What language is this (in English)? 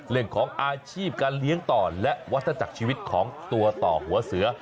Thai